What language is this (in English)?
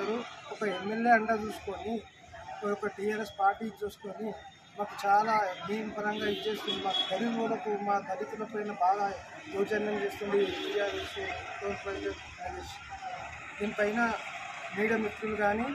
Hindi